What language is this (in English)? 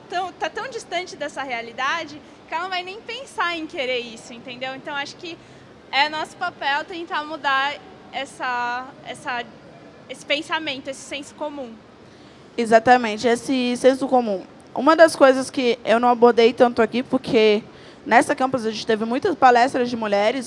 Portuguese